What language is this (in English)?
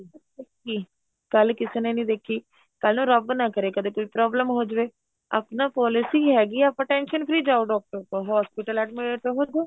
Punjabi